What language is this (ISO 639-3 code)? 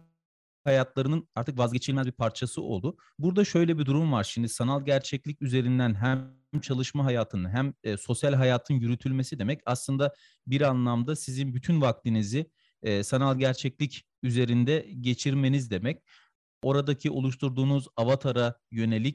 tur